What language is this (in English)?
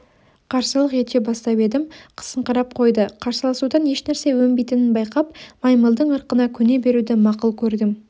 Kazakh